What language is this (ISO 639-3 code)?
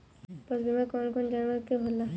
bho